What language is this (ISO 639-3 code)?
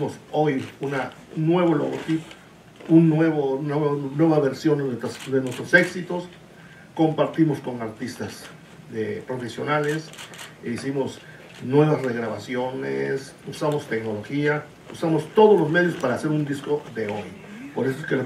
spa